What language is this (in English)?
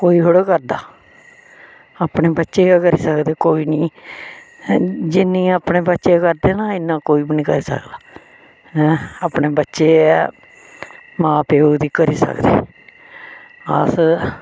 Dogri